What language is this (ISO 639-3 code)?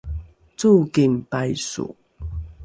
dru